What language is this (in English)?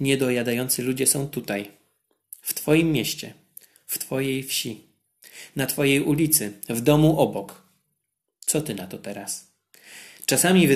Polish